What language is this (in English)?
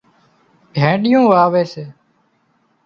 Wadiyara Koli